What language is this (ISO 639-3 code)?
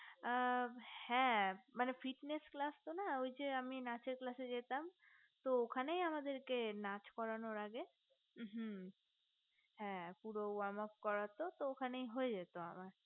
ben